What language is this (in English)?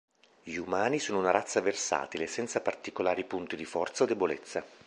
Italian